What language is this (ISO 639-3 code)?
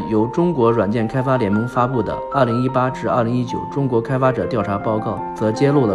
zho